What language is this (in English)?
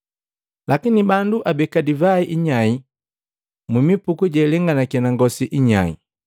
Matengo